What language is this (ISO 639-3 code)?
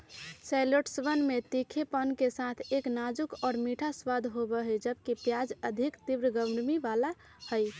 mag